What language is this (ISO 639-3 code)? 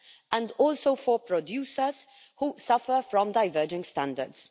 eng